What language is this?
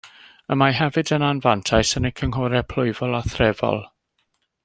Welsh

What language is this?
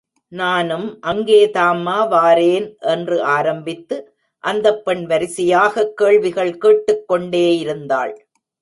Tamil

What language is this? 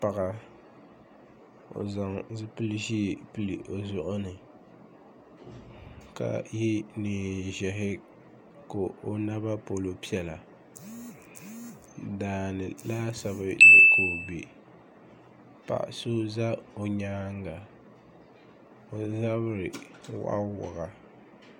Dagbani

